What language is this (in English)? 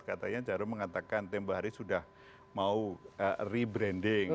Indonesian